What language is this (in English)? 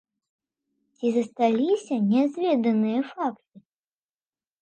Belarusian